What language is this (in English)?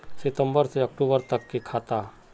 Magahi